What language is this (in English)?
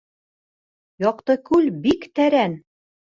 Bashkir